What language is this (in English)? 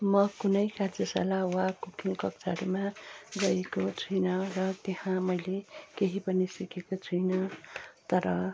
Nepali